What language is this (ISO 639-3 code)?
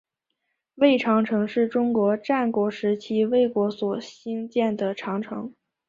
zho